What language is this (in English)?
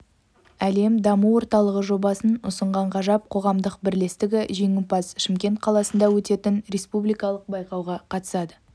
Kazakh